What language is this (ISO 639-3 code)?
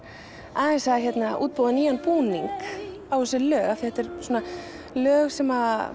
isl